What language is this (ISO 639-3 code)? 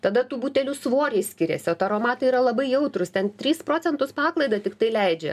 lit